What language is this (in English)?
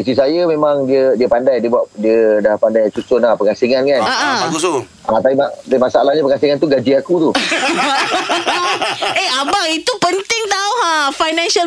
Malay